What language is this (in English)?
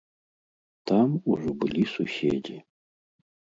Belarusian